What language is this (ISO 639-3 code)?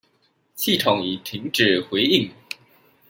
zho